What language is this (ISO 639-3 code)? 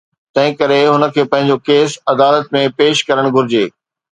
snd